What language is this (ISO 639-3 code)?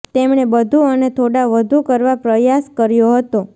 guj